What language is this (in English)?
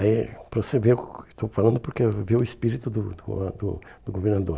Portuguese